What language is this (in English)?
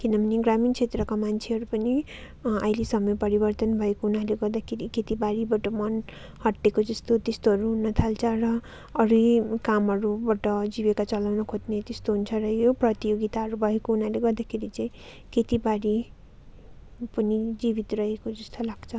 Nepali